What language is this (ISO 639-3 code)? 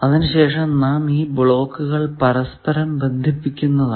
mal